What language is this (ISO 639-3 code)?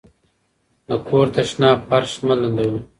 pus